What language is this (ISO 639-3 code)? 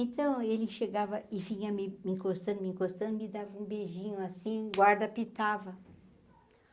por